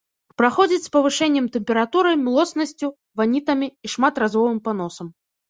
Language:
Belarusian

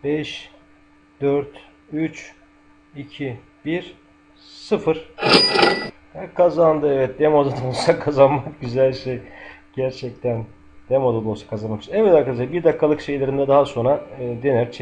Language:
Turkish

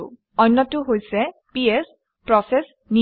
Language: Assamese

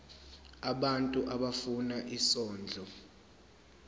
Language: Zulu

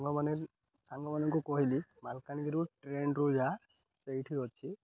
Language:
Odia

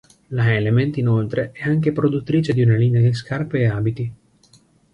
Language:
Italian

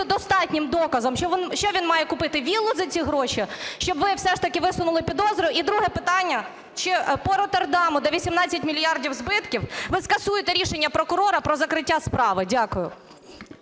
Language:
Ukrainian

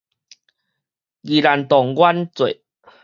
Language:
Min Nan Chinese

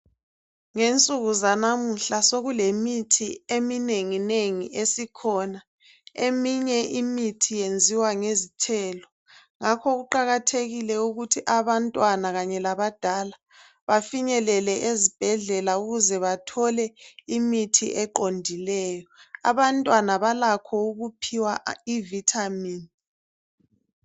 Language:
North Ndebele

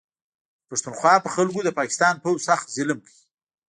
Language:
Pashto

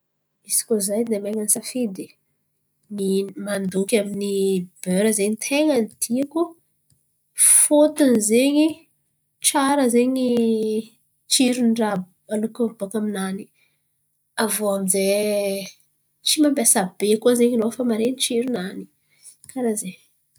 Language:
Antankarana Malagasy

